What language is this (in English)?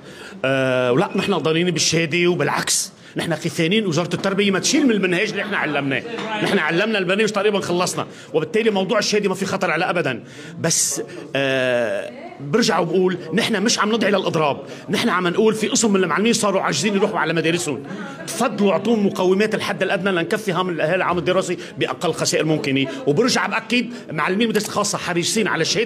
Arabic